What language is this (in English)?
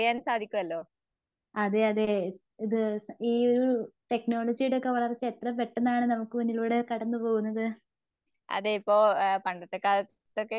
Malayalam